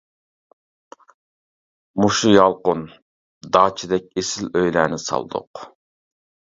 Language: Uyghur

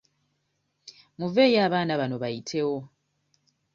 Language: Ganda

